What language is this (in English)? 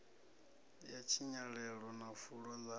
Venda